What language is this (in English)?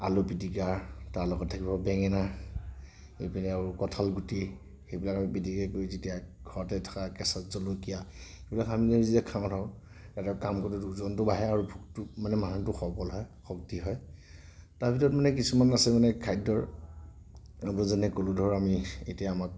Assamese